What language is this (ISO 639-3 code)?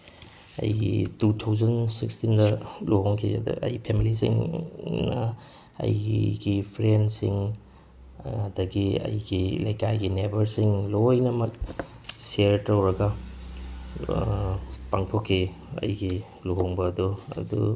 mni